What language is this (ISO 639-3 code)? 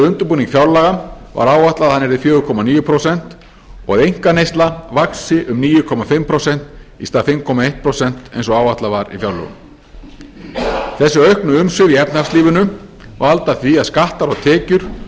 isl